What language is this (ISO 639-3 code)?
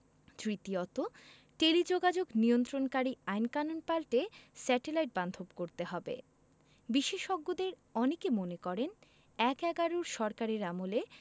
ben